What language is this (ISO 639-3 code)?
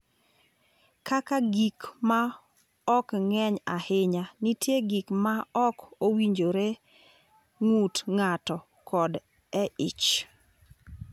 luo